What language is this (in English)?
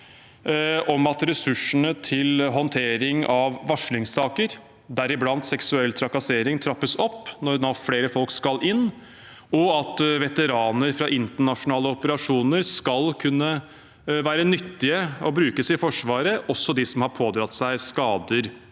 Norwegian